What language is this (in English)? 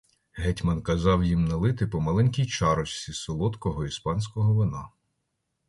Ukrainian